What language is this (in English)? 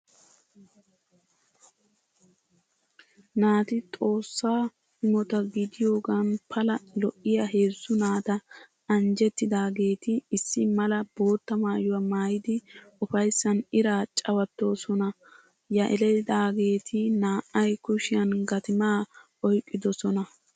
Wolaytta